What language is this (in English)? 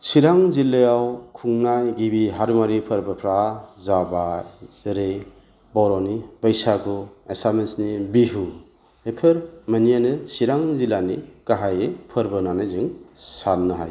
Bodo